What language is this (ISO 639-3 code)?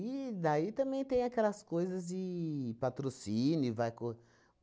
por